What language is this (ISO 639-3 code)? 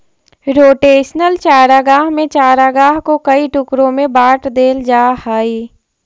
mag